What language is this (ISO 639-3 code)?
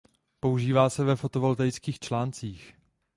ces